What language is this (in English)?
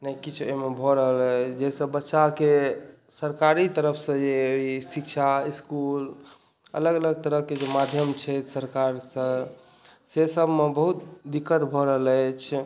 Maithili